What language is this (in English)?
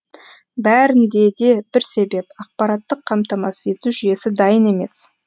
Kazakh